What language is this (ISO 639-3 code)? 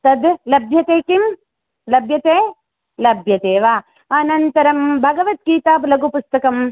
san